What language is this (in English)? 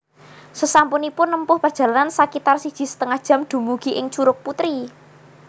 Javanese